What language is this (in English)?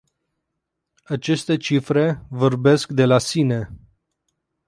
Romanian